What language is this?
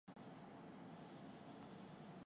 Urdu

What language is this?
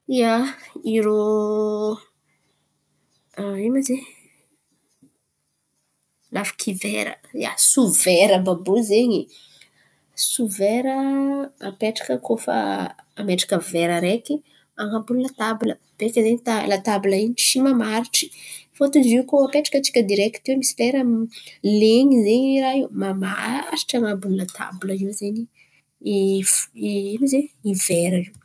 Antankarana Malagasy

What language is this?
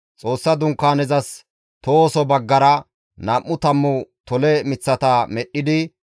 Gamo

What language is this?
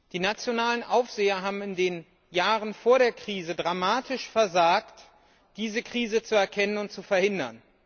German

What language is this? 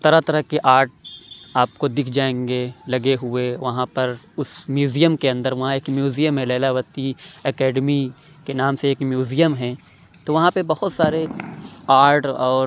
Urdu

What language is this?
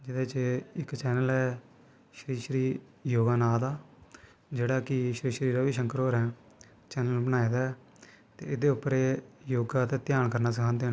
Dogri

